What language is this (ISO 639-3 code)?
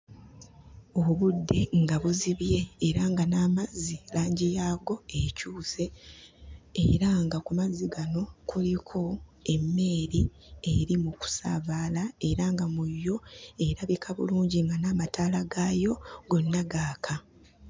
lug